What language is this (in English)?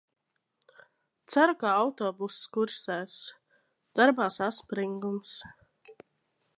Latvian